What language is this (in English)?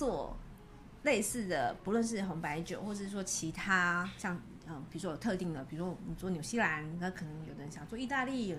Chinese